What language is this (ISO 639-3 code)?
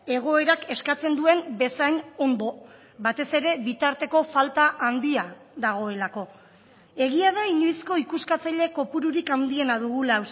eus